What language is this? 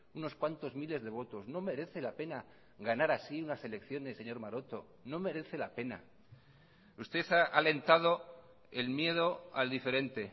Spanish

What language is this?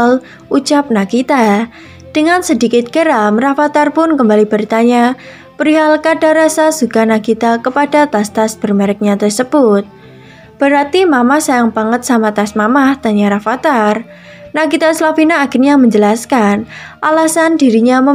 Indonesian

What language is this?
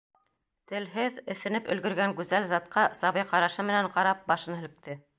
Bashkir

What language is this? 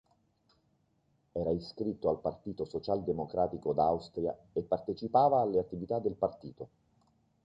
Italian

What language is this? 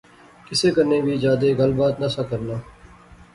Pahari-Potwari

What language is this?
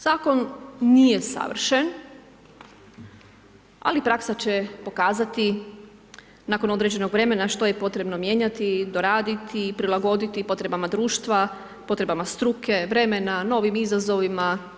Croatian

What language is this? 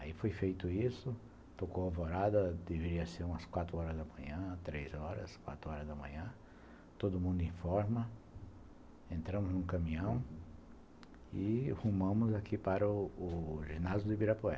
Portuguese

